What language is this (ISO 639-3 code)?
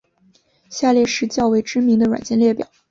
zho